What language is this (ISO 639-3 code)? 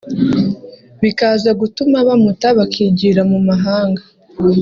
kin